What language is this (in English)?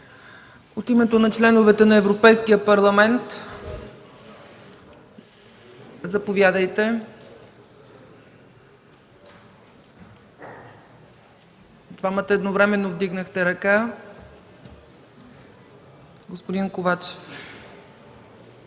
Bulgarian